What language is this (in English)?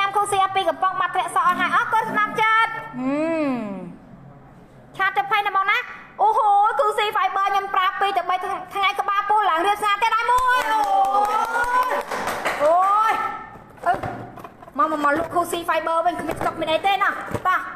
Thai